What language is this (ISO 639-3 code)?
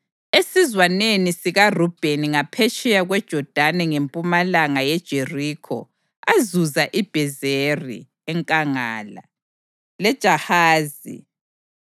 nde